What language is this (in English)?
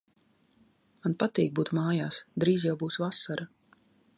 Latvian